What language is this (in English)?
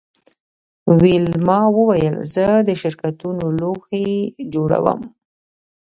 Pashto